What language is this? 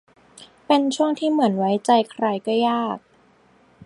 Thai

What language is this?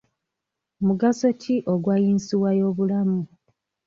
Ganda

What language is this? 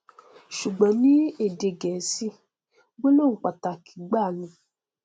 Yoruba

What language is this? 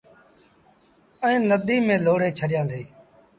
Sindhi Bhil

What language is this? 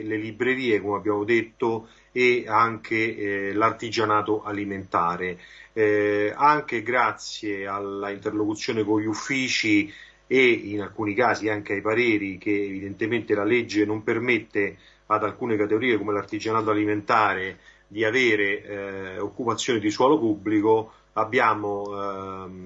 Italian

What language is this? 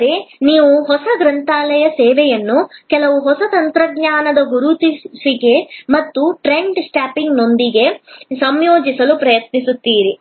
Kannada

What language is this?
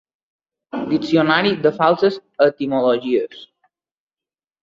Catalan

